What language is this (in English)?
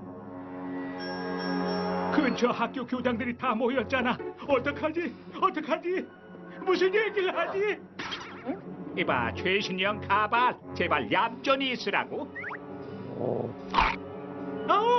Korean